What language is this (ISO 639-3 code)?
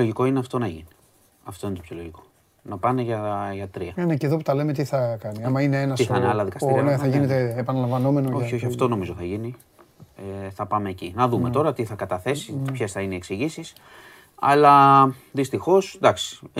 ell